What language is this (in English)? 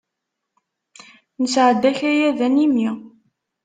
Kabyle